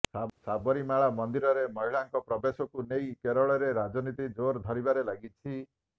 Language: Odia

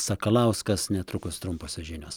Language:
Lithuanian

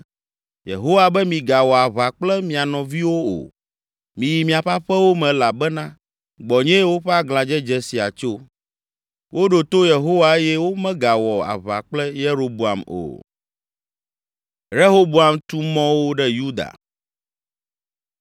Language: Ewe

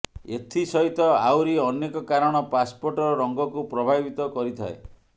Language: Odia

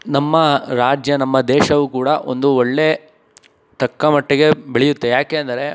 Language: Kannada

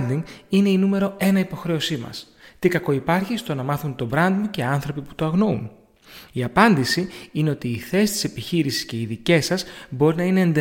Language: Greek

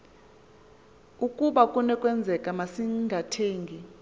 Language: Xhosa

